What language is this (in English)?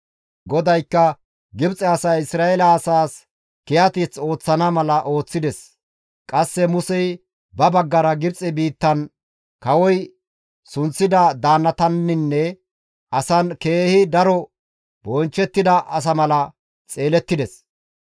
Gamo